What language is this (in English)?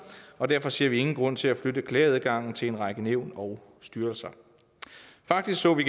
Danish